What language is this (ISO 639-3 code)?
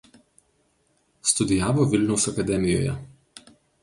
lit